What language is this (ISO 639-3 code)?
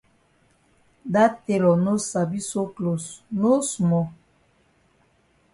wes